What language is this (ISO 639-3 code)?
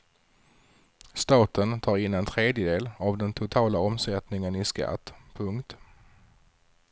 swe